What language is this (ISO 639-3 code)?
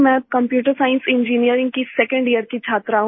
hin